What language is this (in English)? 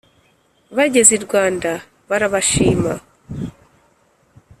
Kinyarwanda